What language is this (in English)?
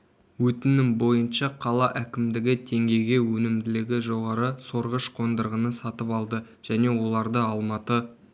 Kazakh